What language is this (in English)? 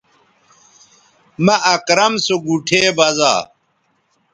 Bateri